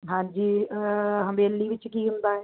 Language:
Punjabi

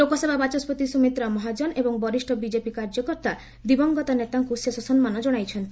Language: Odia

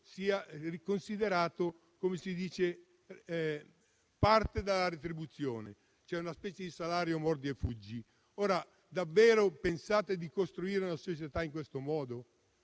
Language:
Italian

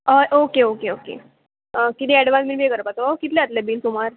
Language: Konkani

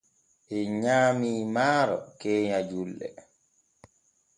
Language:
Borgu Fulfulde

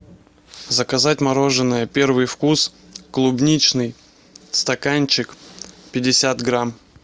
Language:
Russian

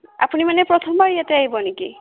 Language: Assamese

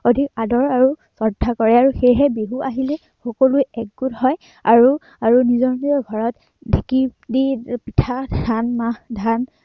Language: Assamese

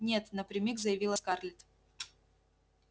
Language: Russian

